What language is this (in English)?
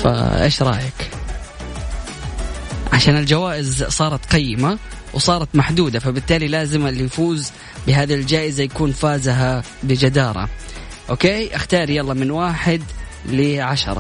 Arabic